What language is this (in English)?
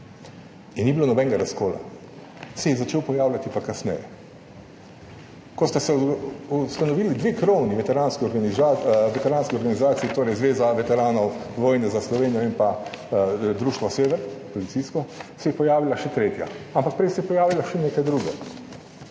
Slovenian